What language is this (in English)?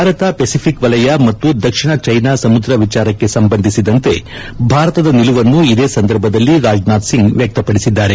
Kannada